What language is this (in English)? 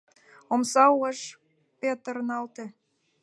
Mari